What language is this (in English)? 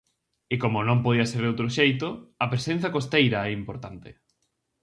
Galician